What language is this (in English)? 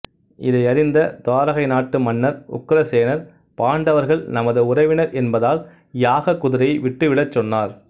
Tamil